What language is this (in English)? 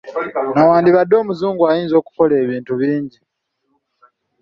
Ganda